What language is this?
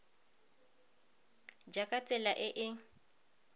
Tswana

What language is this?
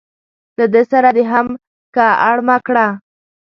Pashto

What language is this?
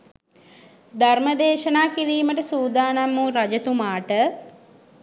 Sinhala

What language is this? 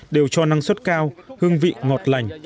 Vietnamese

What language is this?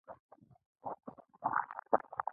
Pashto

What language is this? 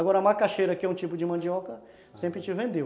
Portuguese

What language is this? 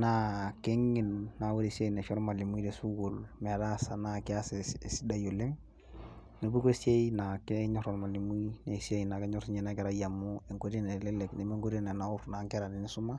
Masai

